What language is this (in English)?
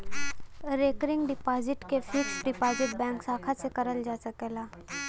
Bhojpuri